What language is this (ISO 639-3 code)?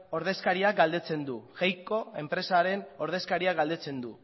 eus